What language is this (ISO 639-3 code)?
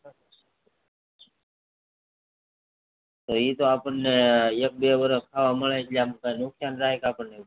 guj